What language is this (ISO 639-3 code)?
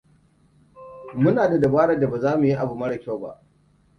hau